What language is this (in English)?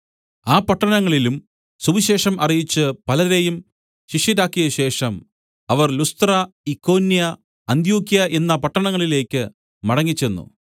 Malayalam